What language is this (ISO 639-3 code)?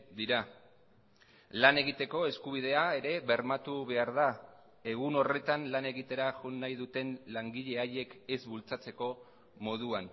eus